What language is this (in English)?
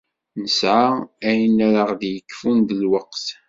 Kabyle